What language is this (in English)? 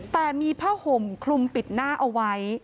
Thai